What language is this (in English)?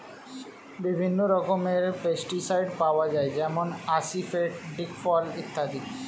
Bangla